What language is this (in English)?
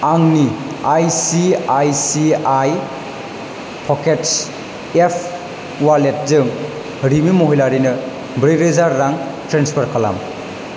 Bodo